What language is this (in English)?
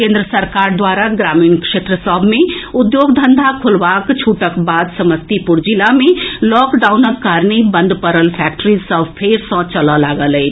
Maithili